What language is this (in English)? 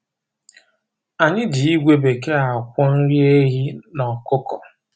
Igbo